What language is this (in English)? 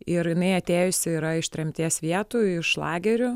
Lithuanian